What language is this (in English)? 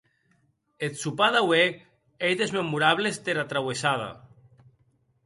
Occitan